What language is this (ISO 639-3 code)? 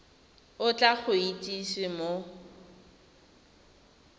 tsn